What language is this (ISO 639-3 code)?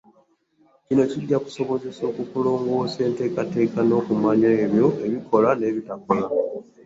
lug